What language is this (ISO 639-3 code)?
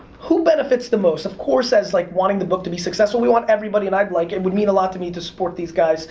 eng